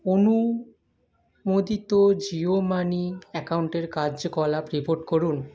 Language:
Bangla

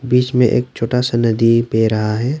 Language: Hindi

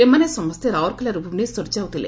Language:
Odia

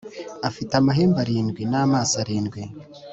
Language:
Kinyarwanda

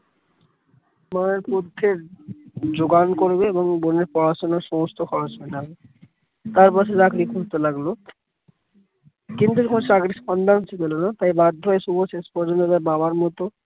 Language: Bangla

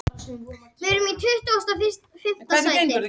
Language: Icelandic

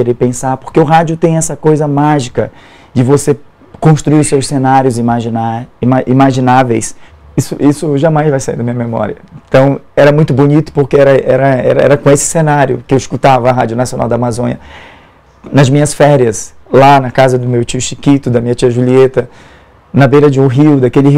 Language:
Portuguese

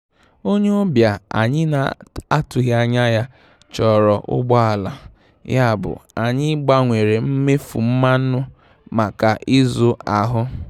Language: Igbo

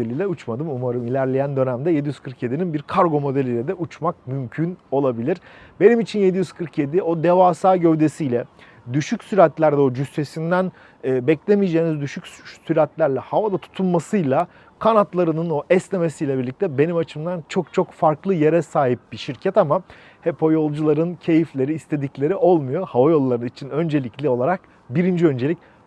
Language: Turkish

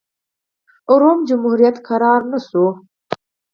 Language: Pashto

